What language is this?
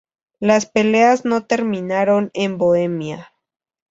Spanish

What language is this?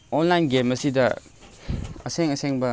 Manipuri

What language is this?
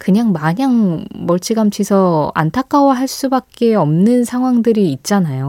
Korean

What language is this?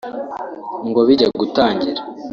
Kinyarwanda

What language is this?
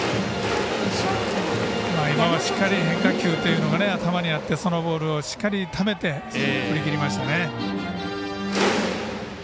Japanese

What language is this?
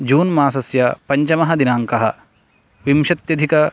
Sanskrit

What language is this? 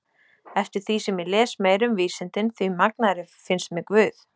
Icelandic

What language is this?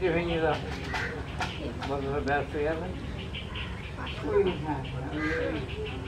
Hindi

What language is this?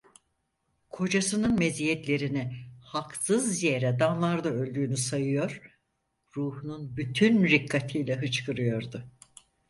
Turkish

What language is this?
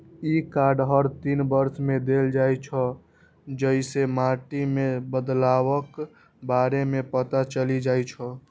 Maithili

